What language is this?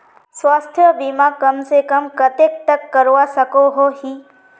Magahi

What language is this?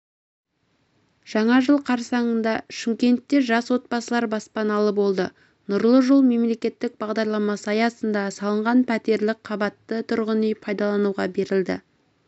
Kazakh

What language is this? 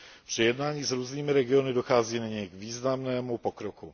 Czech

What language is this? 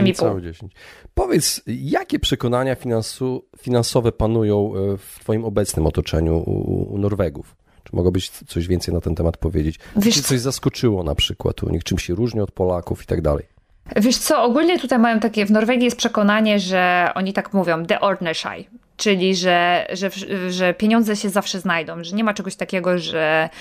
Polish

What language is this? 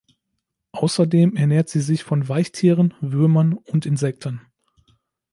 German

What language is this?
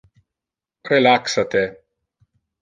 Interlingua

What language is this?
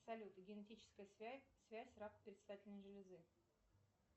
Russian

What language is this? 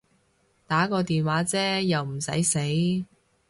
Cantonese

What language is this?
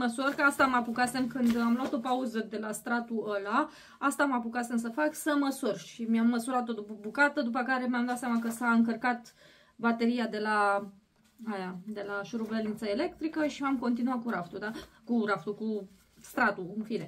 Romanian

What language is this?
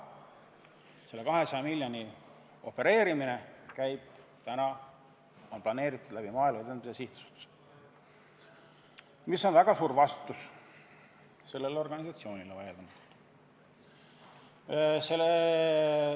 Estonian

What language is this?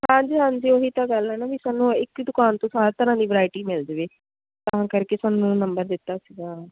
Punjabi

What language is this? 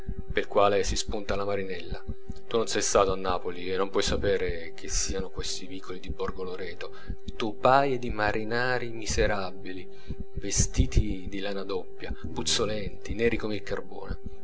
Italian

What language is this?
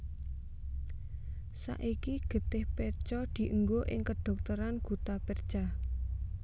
Javanese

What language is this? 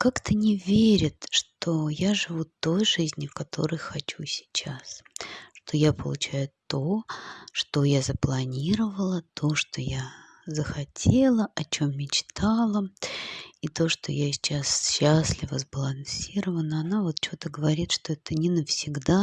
Russian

